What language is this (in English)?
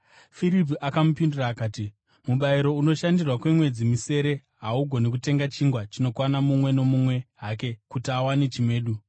Shona